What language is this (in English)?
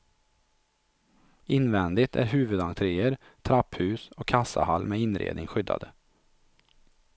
Swedish